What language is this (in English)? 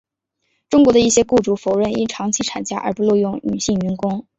Chinese